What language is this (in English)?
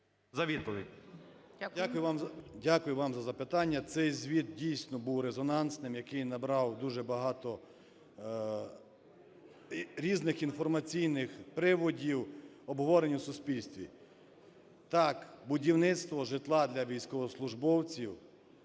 Ukrainian